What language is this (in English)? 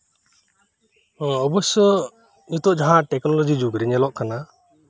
Santali